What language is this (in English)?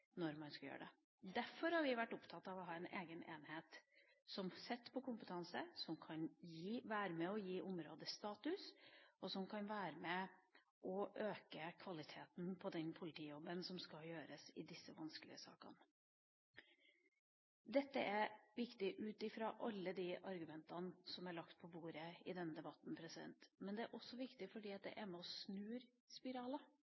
Norwegian Bokmål